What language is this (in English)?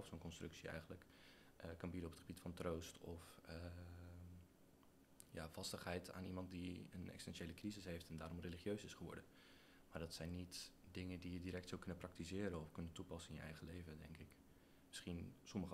Dutch